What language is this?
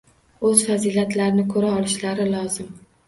Uzbek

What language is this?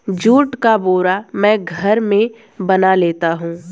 Hindi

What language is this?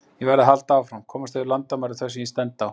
Icelandic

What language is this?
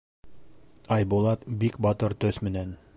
Bashkir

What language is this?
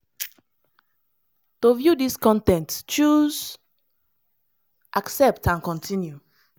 Nigerian Pidgin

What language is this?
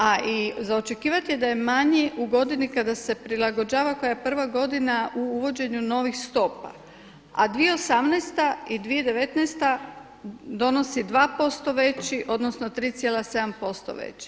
Croatian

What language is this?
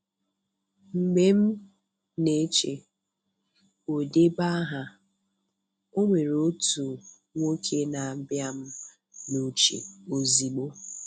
Igbo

